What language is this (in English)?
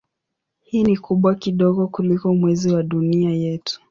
Swahili